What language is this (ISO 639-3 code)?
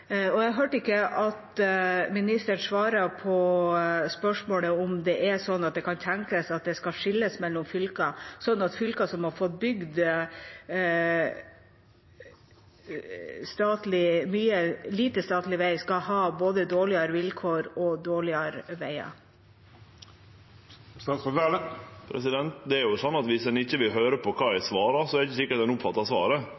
nor